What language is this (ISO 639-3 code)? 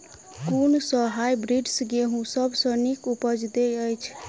mai